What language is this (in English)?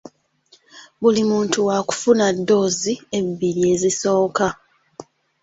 Ganda